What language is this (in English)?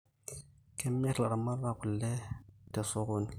Masai